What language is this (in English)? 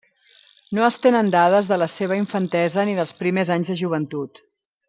Catalan